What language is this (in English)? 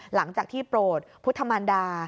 Thai